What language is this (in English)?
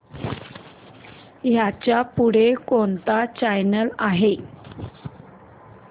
Marathi